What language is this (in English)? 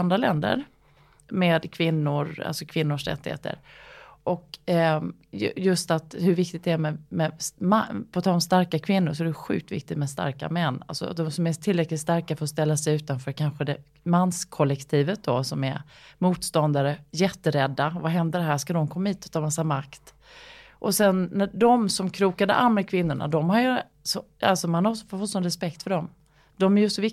Swedish